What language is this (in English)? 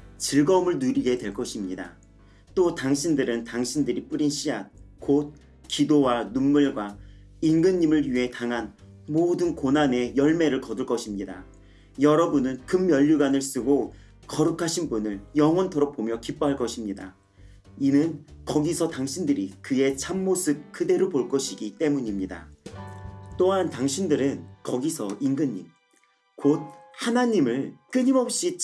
Korean